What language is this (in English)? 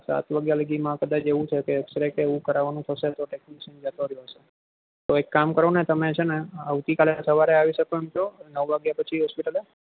Gujarati